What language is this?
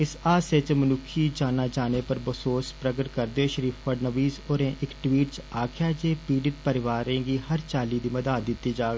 Dogri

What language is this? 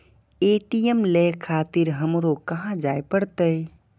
Maithili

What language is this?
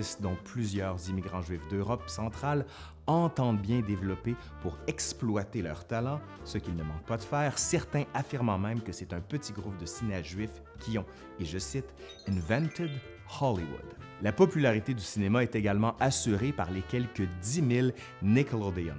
French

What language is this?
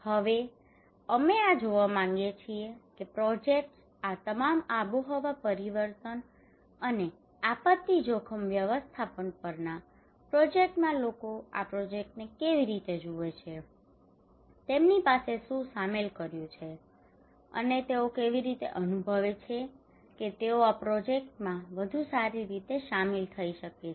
Gujarati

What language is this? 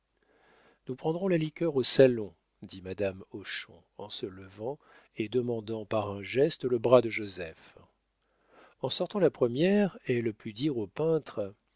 French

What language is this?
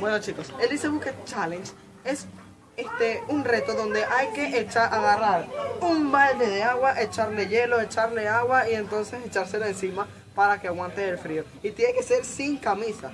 Spanish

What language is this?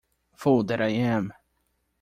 English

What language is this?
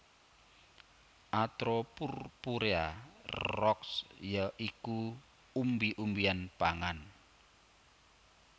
Javanese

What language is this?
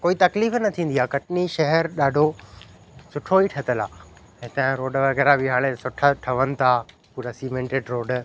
Sindhi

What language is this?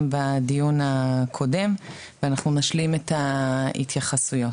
Hebrew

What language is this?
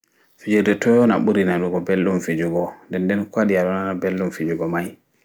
Fula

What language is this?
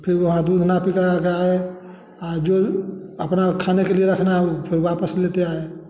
Hindi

